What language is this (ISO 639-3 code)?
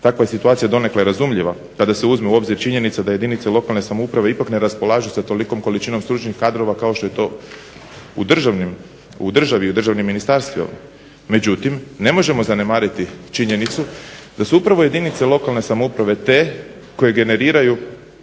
hrv